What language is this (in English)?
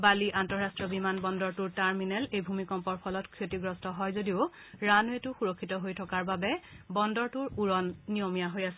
Assamese